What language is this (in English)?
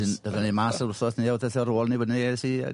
Welsh